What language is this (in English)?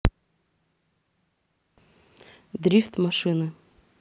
Russian